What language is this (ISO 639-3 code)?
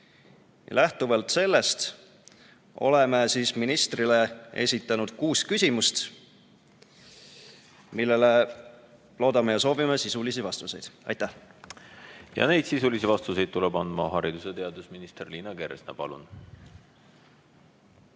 est